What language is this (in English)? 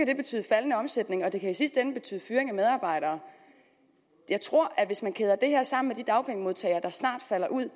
Danish